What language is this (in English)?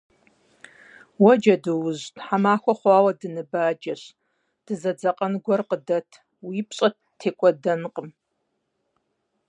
Kabardian